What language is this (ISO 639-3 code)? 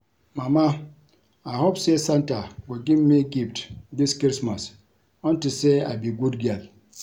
pcm